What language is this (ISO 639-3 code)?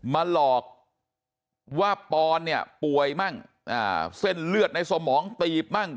tha